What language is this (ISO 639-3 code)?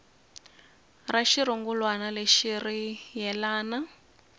tso